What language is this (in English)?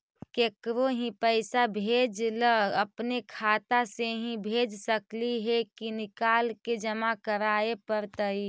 Magahi